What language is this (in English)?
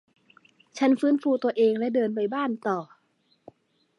Thai